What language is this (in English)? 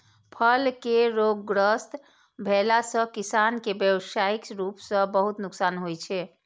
Maithili